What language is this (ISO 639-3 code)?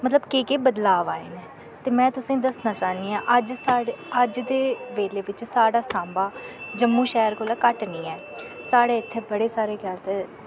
doi